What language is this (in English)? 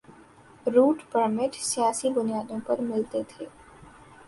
Urdu